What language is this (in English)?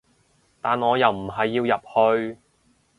Cantonese